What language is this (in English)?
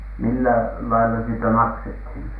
Finnish